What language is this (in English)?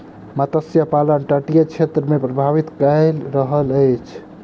Maithili